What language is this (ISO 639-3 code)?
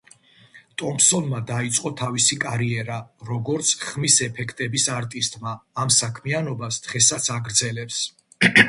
kat